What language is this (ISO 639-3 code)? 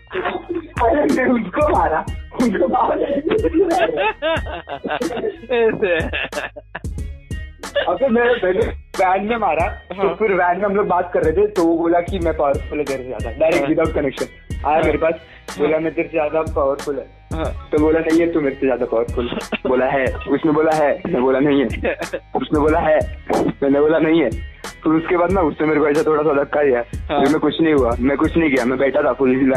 hin